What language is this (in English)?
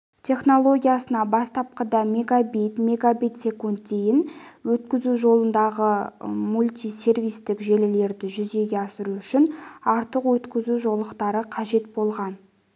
Kazakh